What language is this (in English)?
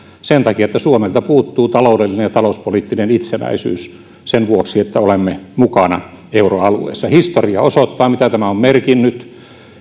Finnish